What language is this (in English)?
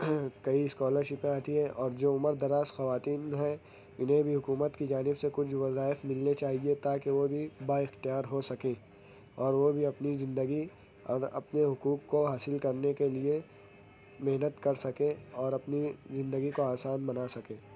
Urdu